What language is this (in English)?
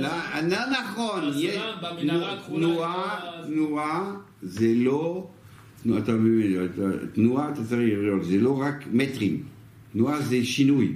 Hebrew